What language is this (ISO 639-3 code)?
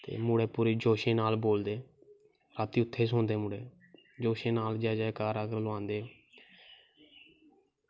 doi